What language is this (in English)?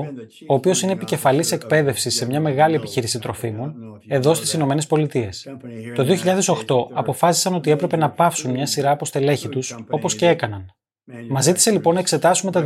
Greek